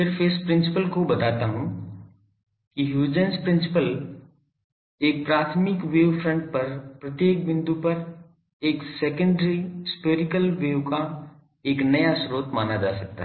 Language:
Hindi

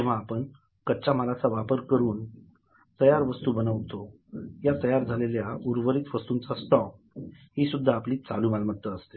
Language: Marathi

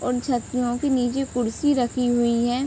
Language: Hindi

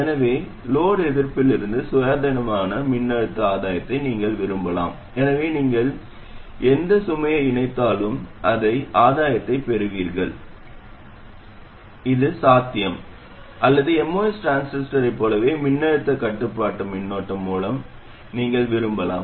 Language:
Tamil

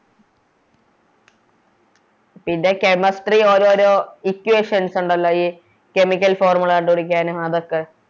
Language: Malayalam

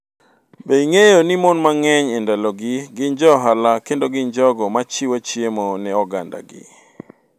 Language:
Luo (Kenya and Tanzania)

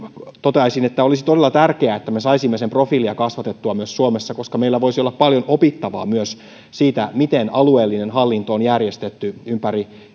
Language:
Finnish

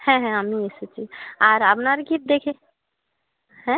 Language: Bangla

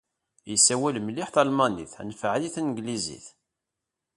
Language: Kabyle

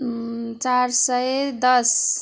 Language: Nepali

